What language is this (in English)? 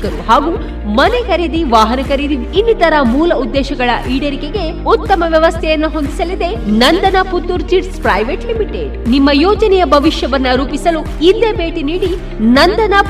Kannada